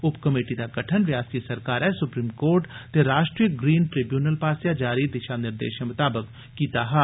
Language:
Dogri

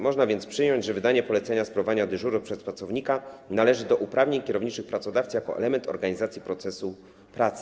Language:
Polish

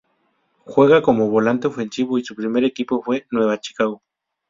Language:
Spanish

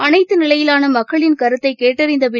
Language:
Tamil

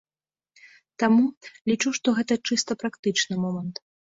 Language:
Belarusian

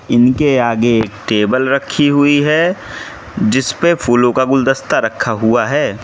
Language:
Hindi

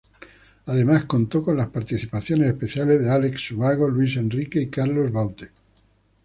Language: Spanish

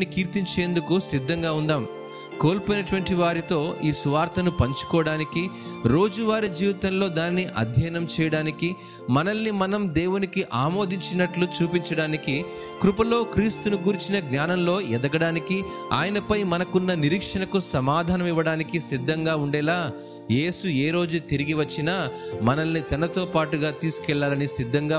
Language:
Telugu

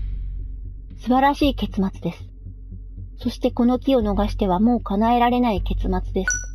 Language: Japanese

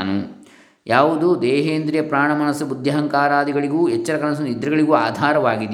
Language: Kannada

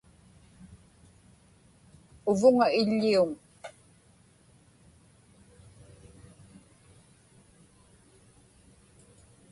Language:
Inupiaq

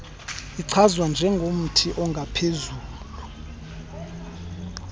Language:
Xhosa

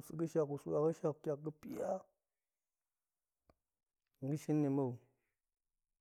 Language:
Goemai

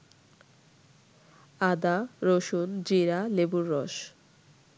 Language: Bangla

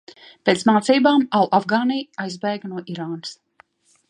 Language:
Latvian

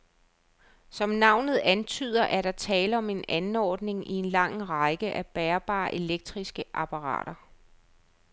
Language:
Danish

